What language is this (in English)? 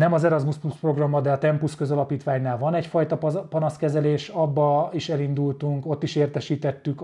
Hungarian